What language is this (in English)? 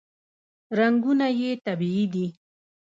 Pashto